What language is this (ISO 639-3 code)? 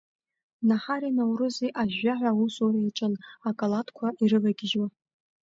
abk